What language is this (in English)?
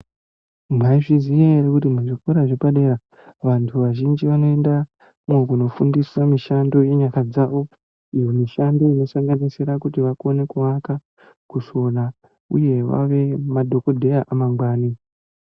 Ndau